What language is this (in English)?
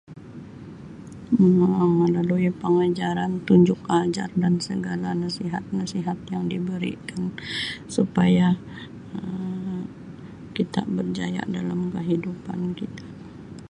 Sabah Malay